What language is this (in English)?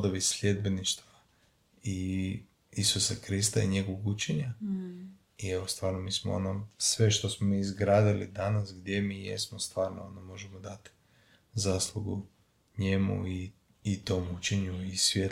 Croatian